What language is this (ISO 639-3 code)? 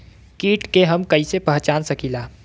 bho